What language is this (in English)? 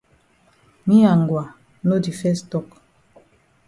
Cameroon Pidgin